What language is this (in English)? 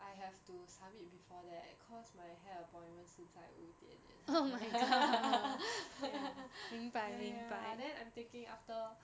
English